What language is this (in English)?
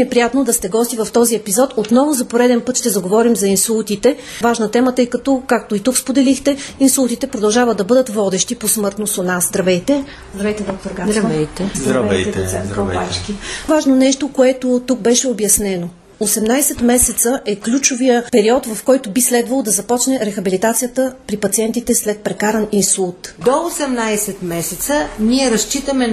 Bulgarian